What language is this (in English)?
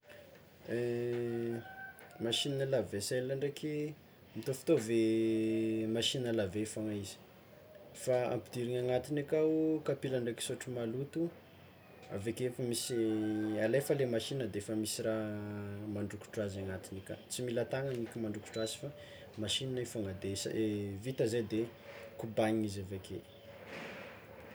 Tsimihety Malagasy